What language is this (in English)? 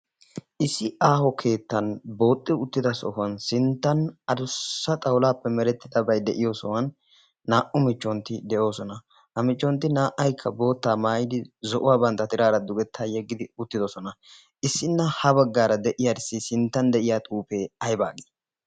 Wolaytta